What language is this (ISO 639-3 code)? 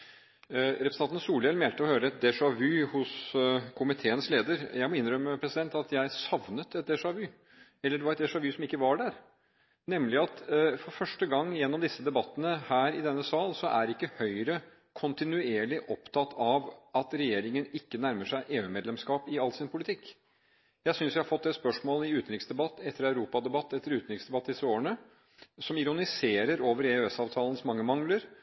nob